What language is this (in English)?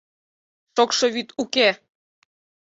Mari